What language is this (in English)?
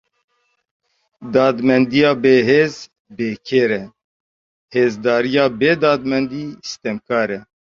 Kurdish